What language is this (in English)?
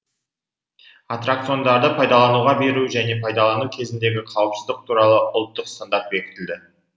Kazakh